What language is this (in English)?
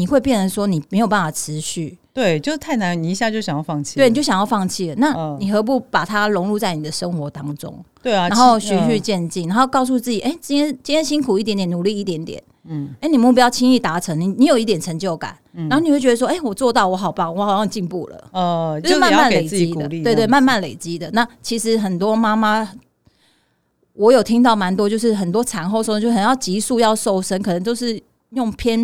Chinese